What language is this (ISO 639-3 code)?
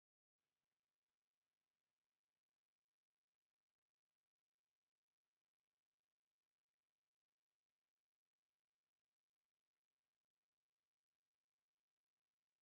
tir